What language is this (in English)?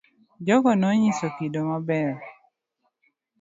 Luo (Kenya and Tanzania)